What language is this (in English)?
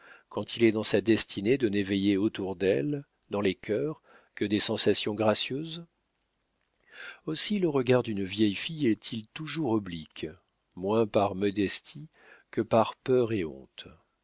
French